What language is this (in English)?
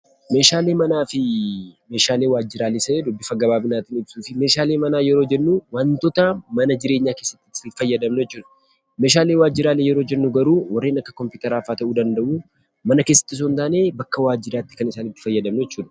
Oromo